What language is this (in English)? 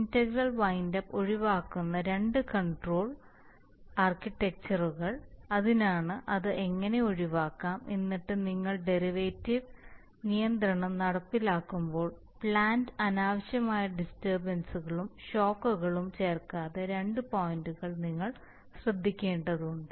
Malayalam